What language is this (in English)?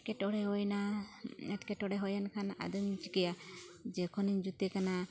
Santali